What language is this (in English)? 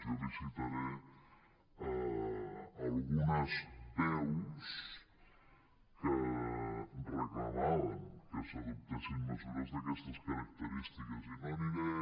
Catalan